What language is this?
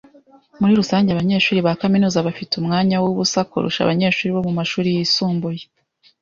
Kinyarwanda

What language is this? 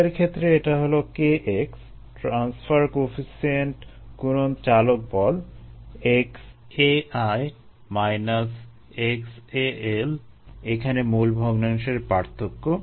Bangla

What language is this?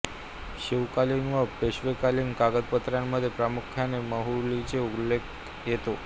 Marathi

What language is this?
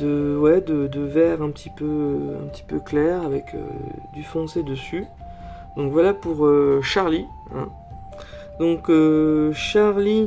French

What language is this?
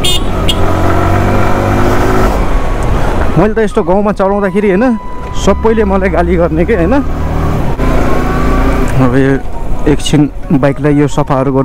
Indonesian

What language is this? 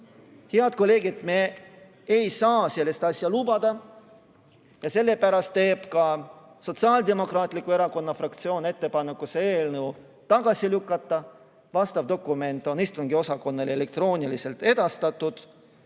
Estonian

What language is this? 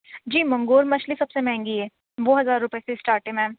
Urdu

